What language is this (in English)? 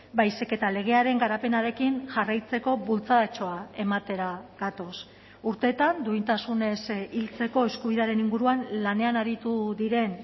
Basque